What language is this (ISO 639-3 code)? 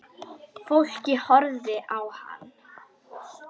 isl